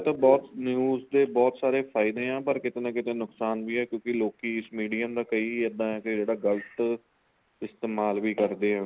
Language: Punjabi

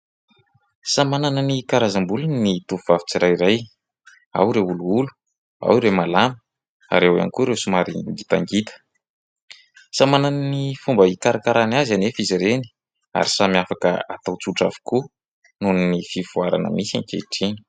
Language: Malagasy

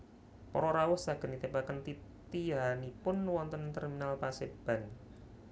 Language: Javanese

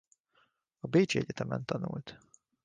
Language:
Hungarian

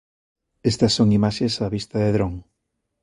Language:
Galician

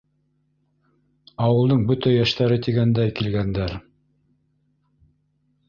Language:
Bashkir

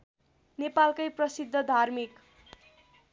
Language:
Nepali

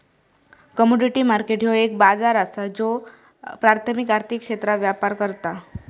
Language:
Marathi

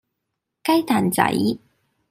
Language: Cantonese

